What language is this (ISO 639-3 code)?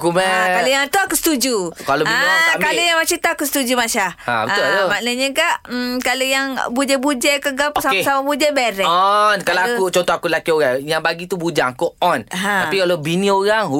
msa